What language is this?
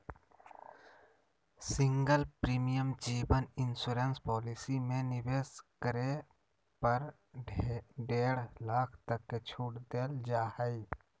Magahi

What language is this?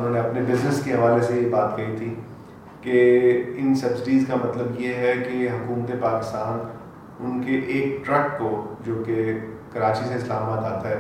Urdu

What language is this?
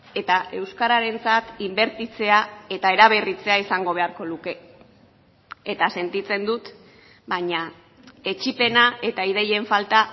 Basque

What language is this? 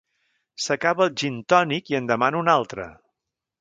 Catalan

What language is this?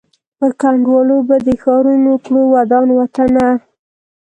Pashto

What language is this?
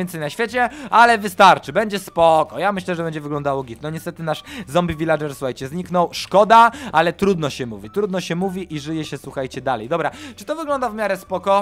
Polish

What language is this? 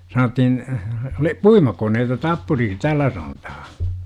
Finnish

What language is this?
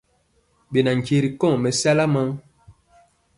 Mpiemo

